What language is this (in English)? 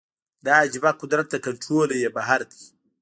Pashto